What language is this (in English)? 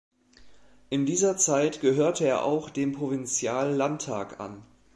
German